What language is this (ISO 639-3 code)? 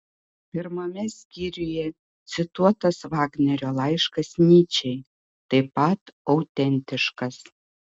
lit